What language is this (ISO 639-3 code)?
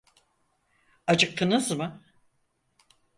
tur